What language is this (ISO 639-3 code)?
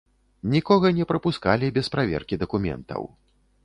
bel